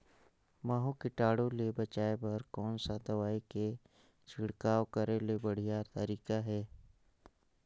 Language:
Chhattisgarhi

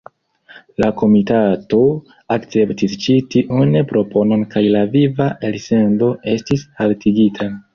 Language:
Esperanto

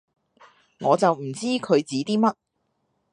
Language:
Cantonese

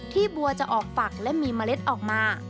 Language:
Thai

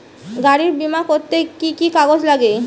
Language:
Bangla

